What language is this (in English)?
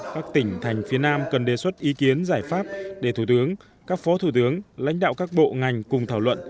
Vietnamese